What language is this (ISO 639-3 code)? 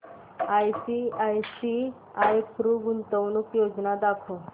mar